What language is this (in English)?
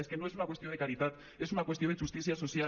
Catalan